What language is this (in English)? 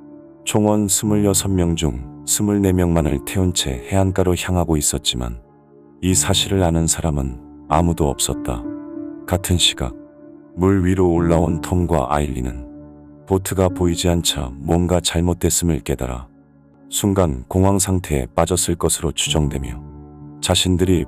Korean